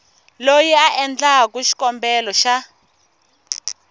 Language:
Tsonga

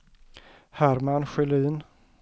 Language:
Swedish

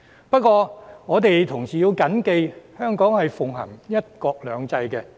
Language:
Cantonese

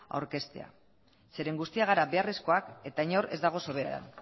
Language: Basque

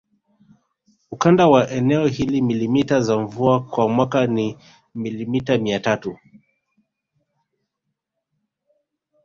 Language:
Swahili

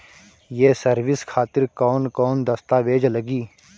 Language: Bhojpuri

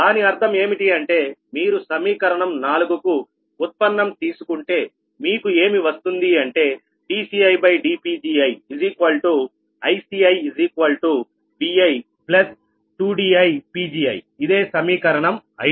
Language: Telugu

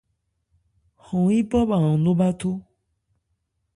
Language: Ebrié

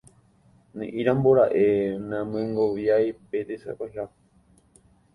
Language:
Guarani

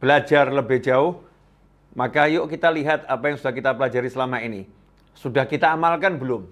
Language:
Indonesian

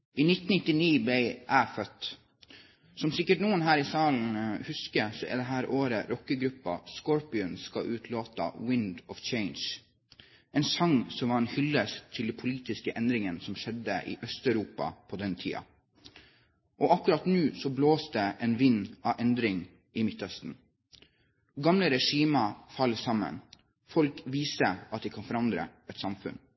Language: Norwegian Bokmål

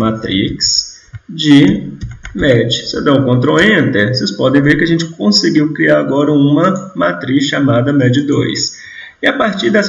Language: Portuguese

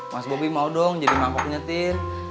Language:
Indonesian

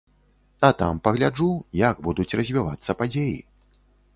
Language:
Belarusian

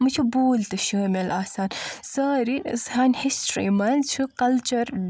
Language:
Kashmiri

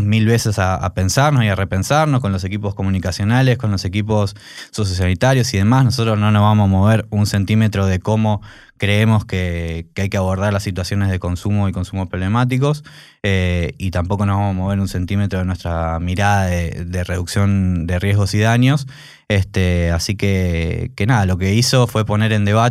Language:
Spanish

